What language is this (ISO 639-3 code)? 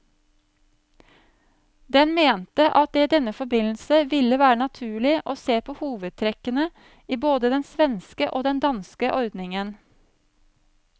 nor